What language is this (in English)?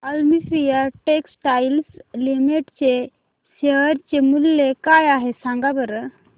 Marathi